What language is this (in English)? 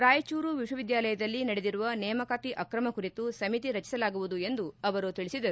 Kannada